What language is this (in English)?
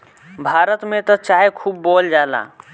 Bhojpuri